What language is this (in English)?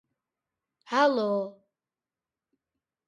Western Frisian